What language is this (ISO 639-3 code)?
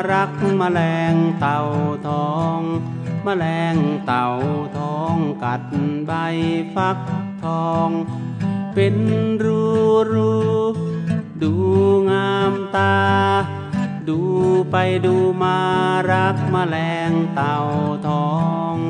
tha